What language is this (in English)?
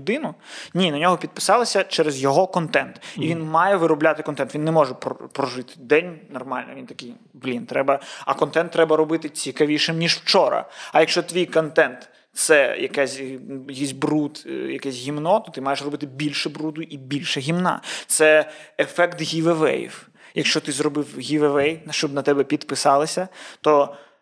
Ukrainian